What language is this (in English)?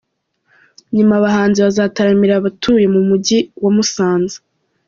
Kinyarwanda